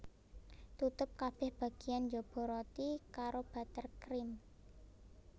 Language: Javanese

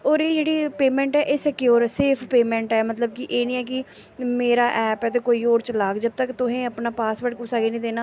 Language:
Dogri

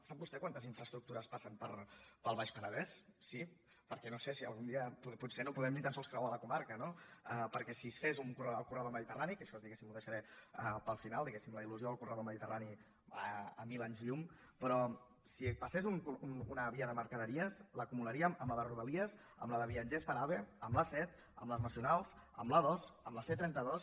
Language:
Catalan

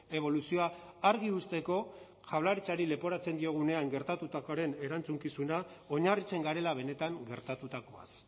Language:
Basque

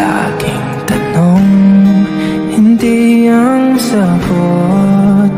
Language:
Filipino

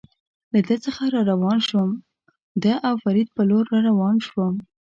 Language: Pashto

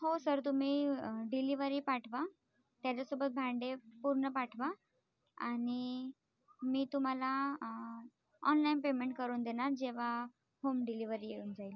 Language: Marathi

